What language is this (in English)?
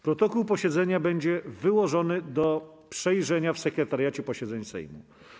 Polish